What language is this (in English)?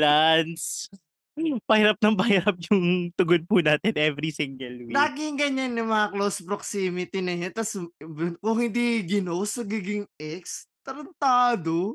Filipino